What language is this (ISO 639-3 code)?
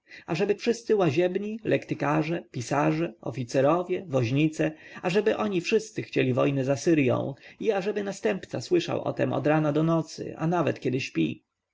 pol